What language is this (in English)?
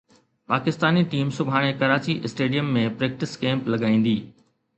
Sindhi